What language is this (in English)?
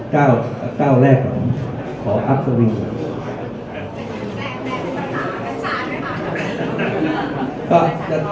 Thai